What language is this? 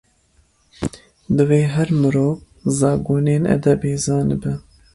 Kurdish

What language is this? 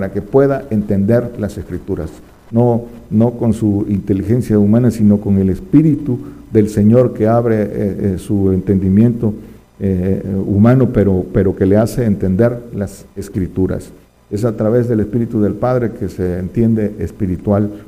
Spanish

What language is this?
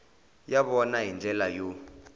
Tsonga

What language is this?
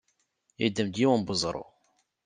Kabyle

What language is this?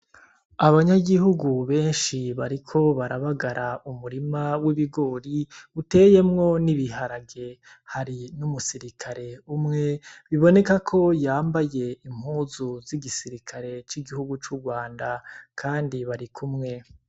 Rundi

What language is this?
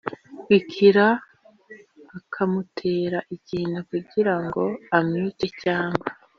Kinyarwanda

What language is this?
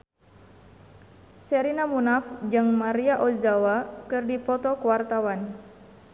Sundanese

